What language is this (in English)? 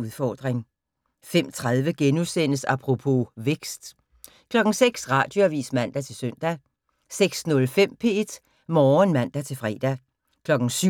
Danish